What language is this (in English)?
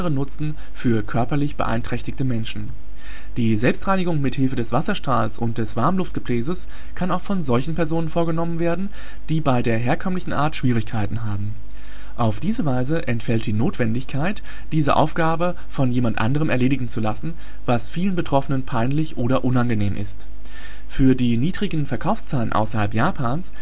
German